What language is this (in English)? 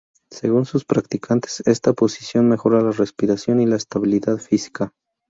Spanish